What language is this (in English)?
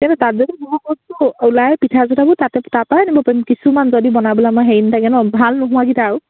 Assamese